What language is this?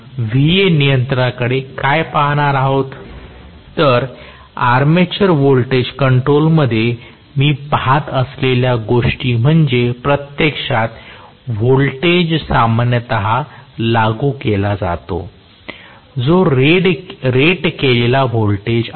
Marathi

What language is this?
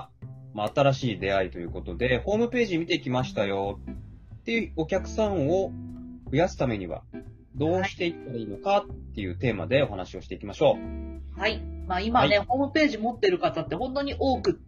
Japanese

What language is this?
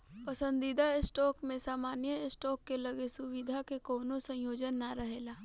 Bhojpuri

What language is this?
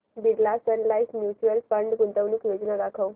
Marathi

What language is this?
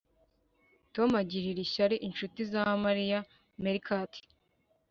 Kinyarwanda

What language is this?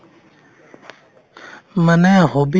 Assamese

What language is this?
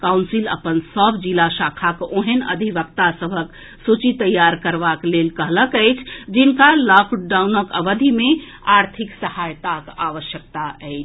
Maithili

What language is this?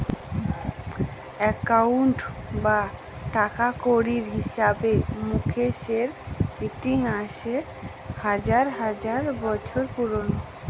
Bangla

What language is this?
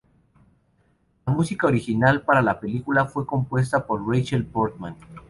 Spanish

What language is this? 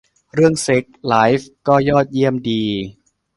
Thai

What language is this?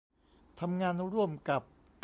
Thai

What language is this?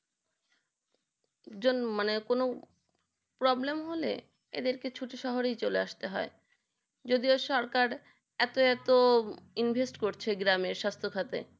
Bangla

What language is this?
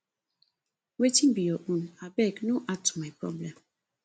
Nigerian Pidgin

